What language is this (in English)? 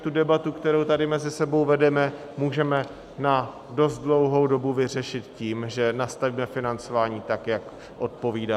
Czech